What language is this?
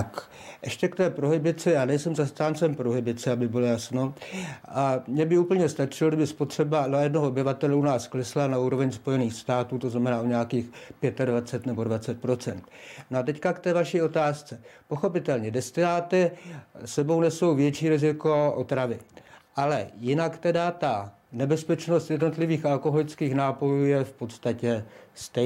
Czech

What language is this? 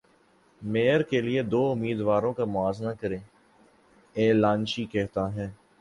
Urdu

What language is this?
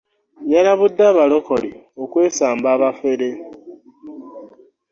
Ganda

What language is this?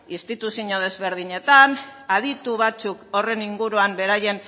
Basque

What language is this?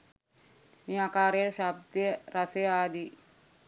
Sinhala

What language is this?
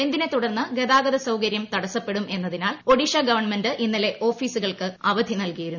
Malayalam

